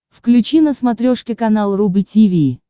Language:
Russian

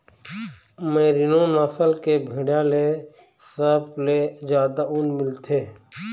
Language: Chhattisgarhi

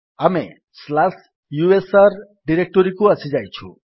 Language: Odia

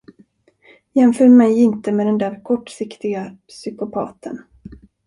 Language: Swedish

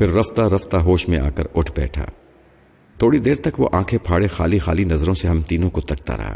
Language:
Urdu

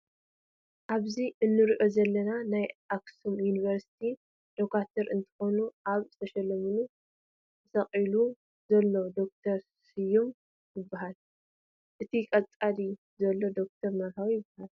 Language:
Tigrinya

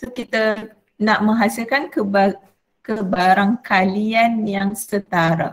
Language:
Malay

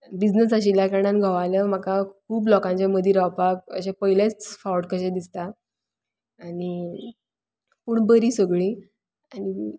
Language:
Konkani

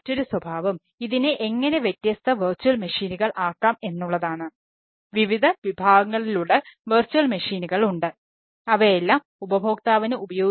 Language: Malayalam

